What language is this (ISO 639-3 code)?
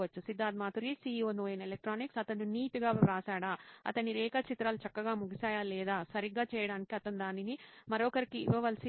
tel